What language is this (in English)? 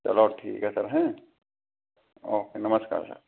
Hindi